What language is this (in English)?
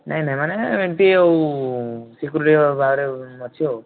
Odia